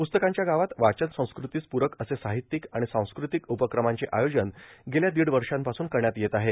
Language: Marathi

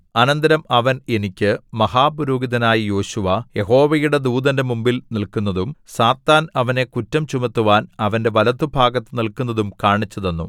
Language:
Malayalam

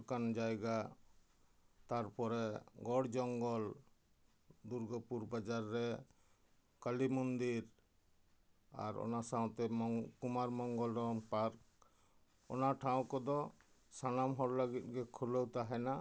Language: Santali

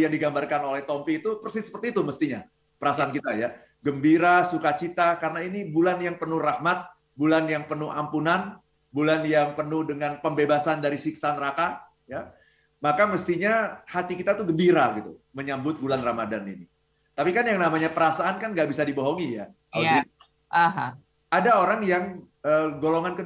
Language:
Indonesian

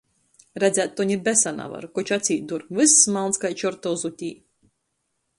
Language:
Latgalian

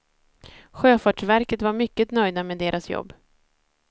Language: Swedish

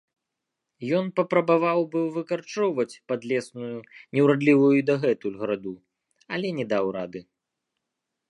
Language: Belarusian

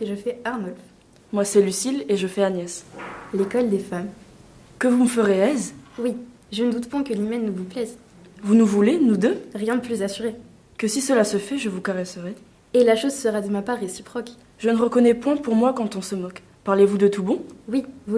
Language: French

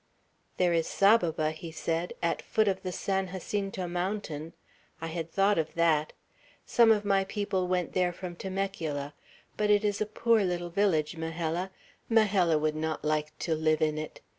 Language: English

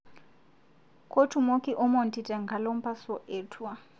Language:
Masai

